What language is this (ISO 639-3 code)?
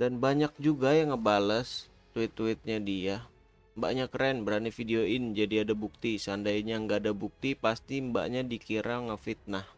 ind